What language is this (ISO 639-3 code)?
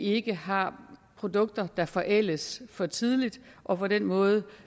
dan